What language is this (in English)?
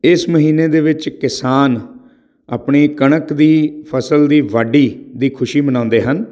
Punjabi